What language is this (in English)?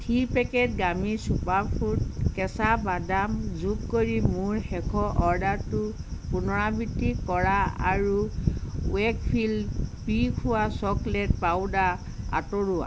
Assamese